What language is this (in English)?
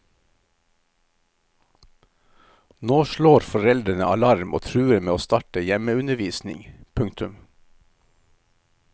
Norwegian